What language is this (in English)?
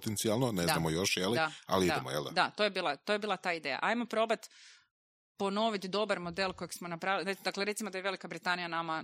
Croatian